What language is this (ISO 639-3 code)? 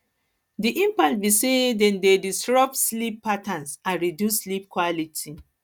pcm